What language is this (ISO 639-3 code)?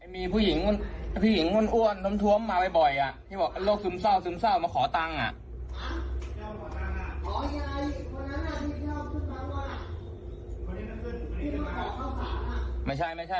tha